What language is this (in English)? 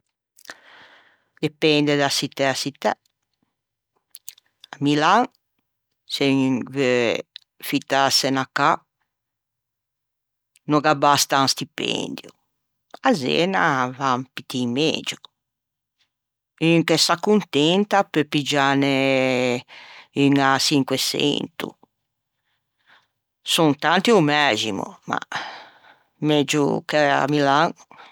Ligurian